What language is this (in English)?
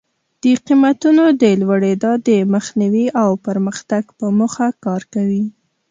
Pashto